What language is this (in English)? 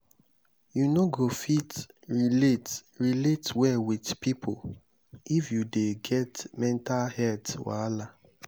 Nigerian Pidgin